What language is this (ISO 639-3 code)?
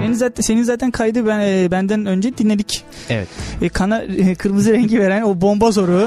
tur